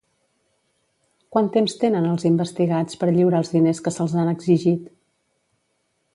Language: Catalan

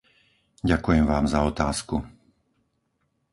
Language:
Slovak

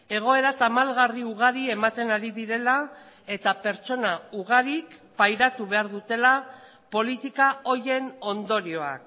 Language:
Basque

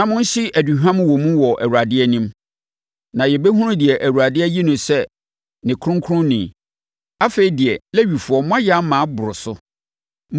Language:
Akan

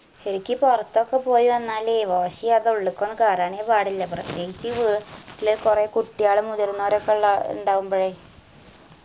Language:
Malayalam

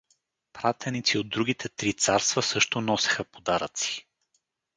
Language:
Bulgarian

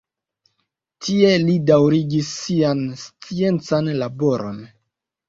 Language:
Esperanto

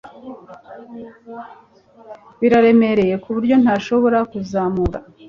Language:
Kinyarwanda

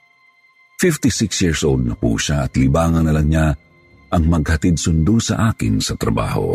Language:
Filipino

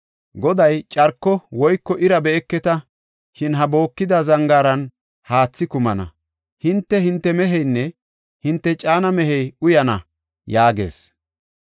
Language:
Gofa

